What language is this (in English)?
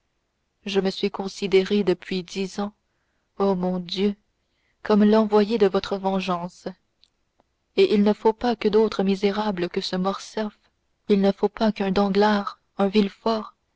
French